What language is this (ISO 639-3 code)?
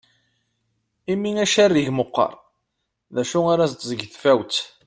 kab